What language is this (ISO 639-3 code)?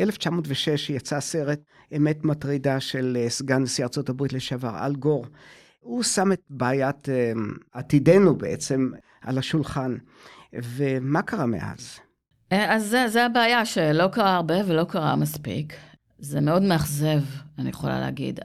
heb